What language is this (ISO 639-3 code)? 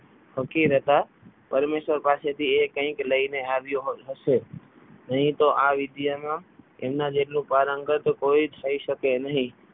guj